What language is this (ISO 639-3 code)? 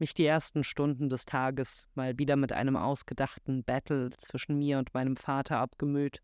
deu